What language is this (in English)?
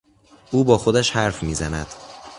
Persian